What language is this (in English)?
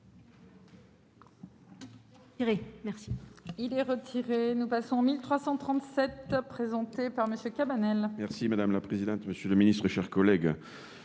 French